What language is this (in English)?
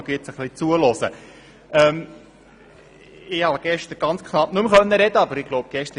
Swiss German